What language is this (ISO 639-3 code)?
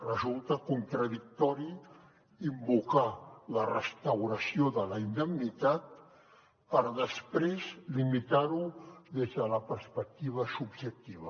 cat